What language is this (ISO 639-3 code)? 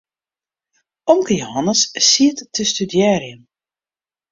fry